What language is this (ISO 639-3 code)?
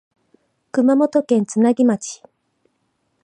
jpn